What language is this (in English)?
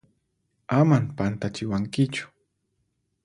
Puno Quechua